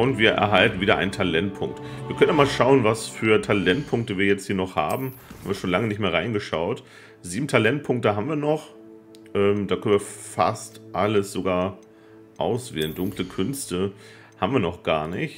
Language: German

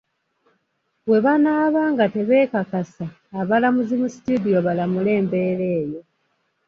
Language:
Ganda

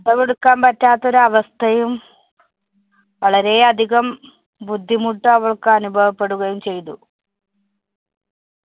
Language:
Malayalam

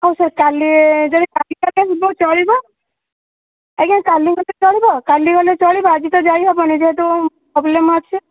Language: Odia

